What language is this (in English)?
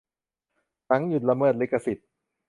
Thai